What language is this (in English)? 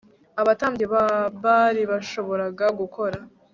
Kinyarwanda